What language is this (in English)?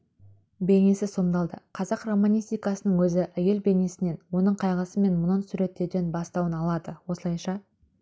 Kazakh